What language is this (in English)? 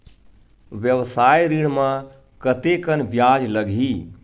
Chhattisgarhi